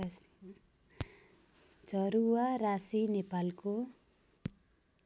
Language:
Nepali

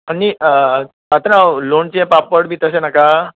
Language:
Konkani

